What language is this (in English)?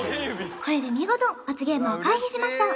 Japanese